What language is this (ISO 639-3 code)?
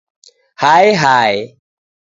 dav